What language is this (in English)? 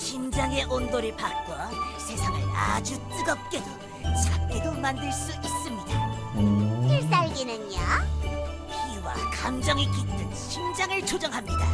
Korean